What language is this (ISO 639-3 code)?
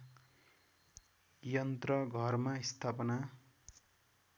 nep